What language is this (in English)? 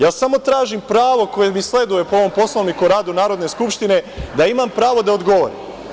Serbian